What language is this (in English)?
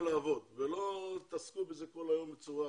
Hebrew